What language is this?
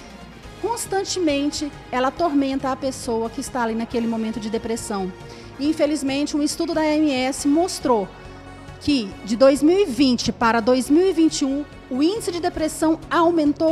Portuguese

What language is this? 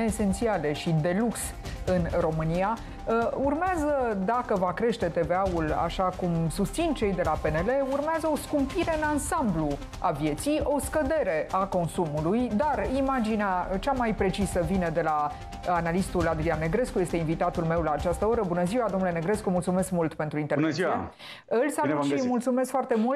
Romanian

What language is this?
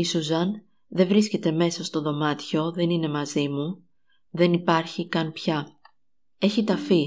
Greek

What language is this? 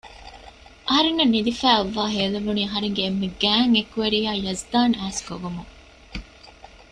Divehi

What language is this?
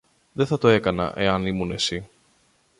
Greek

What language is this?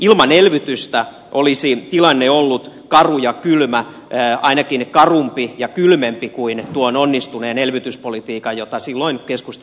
Finnish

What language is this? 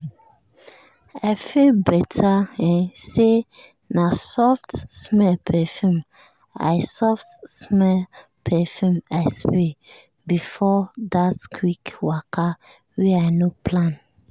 Nigerian Pidgin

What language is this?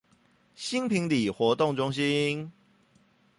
Chinese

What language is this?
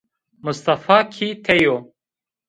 Zaza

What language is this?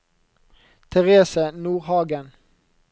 Norwegian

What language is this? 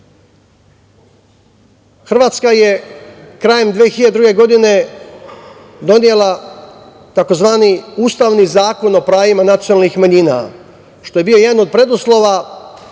Serbian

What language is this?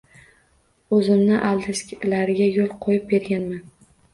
Uzbek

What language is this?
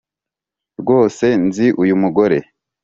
Kinyarwanda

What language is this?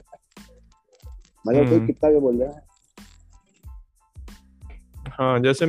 Hindi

